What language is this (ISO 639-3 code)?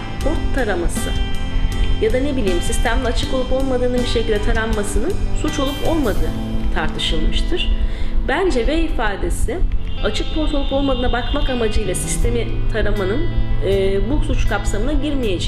tur